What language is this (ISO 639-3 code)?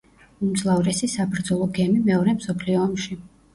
kat